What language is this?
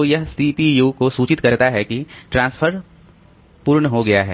Hindi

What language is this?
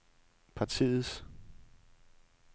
Danish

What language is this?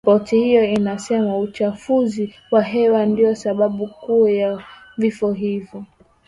Swahili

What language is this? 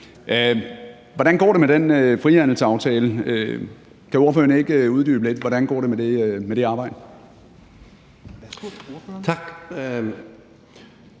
Danish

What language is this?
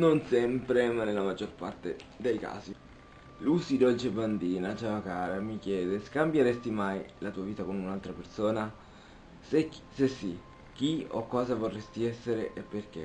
Italian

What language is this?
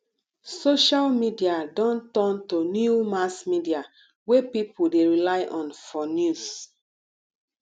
Nigerian Pidgin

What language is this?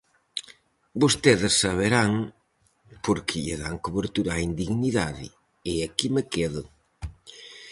Galician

